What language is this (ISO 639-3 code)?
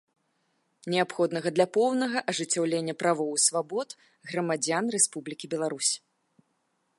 bel